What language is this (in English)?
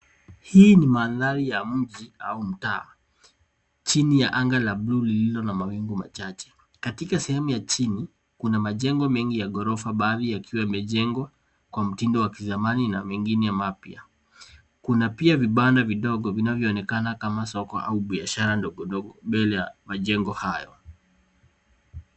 Swahili